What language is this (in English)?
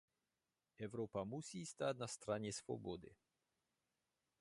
Czech